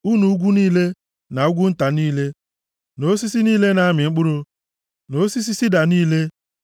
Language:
Igbo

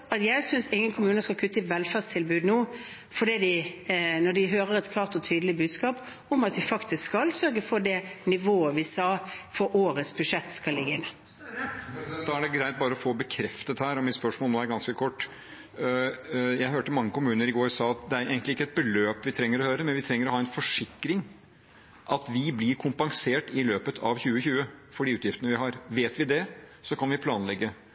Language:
Norwegian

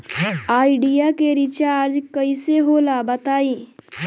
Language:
Bhojpuri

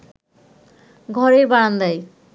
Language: Bangla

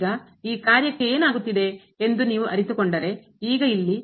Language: Kannada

